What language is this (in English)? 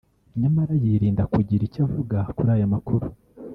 Kinyarwanda